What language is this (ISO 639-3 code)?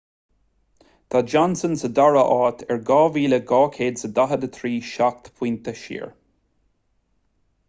gle